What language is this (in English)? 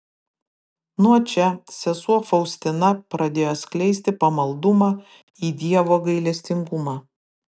Lithuanian